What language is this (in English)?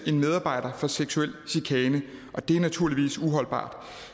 Danish